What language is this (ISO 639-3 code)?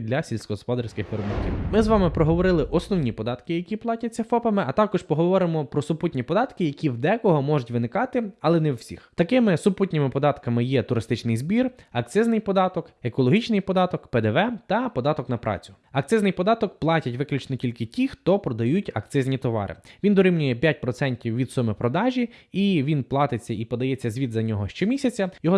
ukr